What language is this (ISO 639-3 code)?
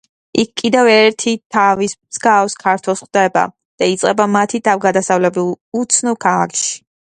kat